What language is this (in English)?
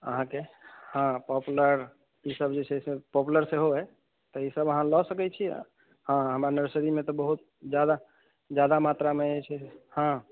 Maithili